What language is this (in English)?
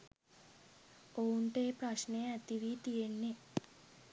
Sinhala